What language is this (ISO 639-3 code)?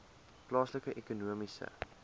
afr